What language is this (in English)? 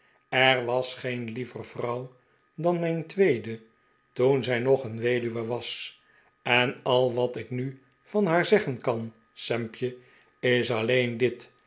Dutch